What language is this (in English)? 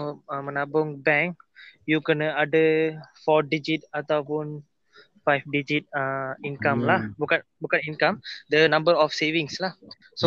Malay